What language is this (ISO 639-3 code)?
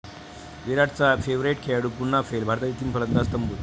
mar